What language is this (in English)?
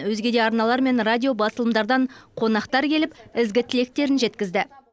Kazakh